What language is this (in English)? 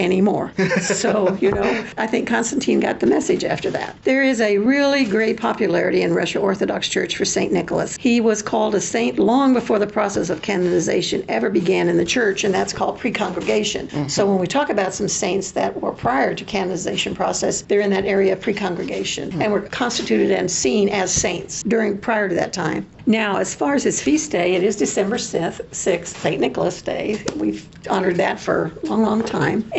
English